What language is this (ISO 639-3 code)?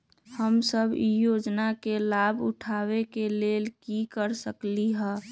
mag